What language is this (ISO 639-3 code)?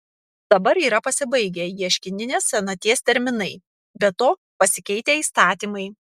lit